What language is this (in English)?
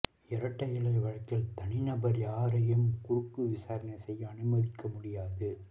Tamil